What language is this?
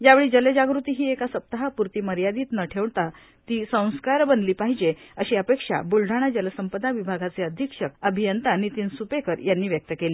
Marathi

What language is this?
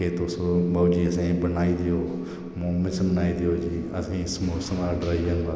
Dogri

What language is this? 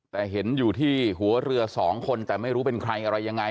Thai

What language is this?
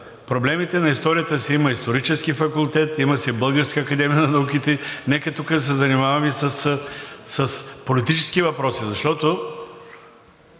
Bulgarian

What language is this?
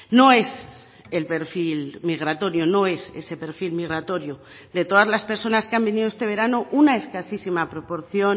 Spanish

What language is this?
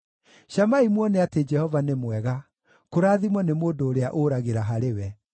Kikuyu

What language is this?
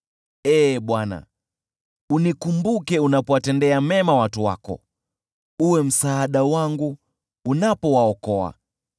Swahili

